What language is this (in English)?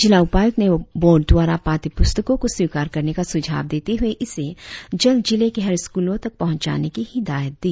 Hindi